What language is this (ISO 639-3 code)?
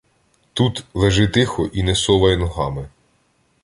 ukr